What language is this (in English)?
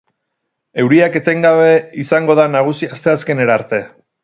Basque